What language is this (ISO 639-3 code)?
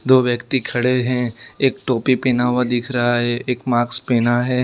hin